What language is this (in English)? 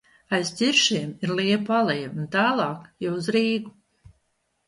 Latvian